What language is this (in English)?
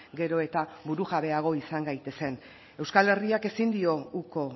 Basque